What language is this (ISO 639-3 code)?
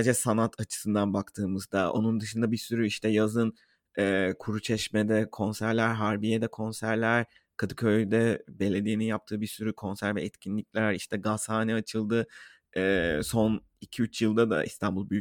tur